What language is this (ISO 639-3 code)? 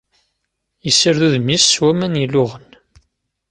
kab